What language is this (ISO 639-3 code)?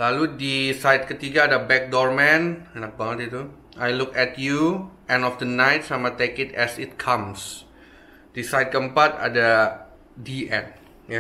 ind